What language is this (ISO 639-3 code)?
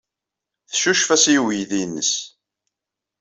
kab